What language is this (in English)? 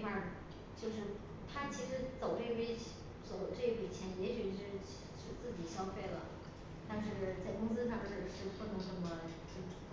Chinese